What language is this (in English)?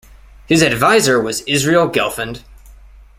English